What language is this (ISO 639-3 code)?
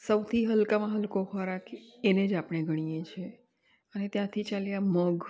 guj